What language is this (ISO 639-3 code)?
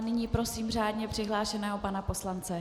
ces